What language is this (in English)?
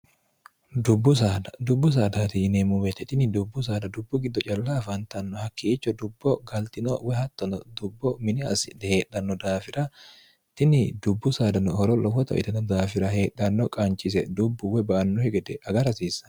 Sidamo